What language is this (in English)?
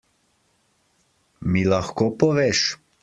Slovenian